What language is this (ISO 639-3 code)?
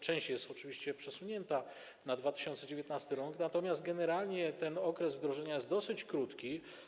pol